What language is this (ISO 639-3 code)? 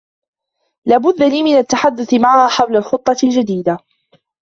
ara